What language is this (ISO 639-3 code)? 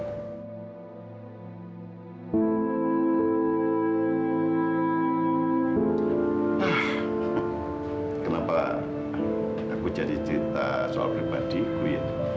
ind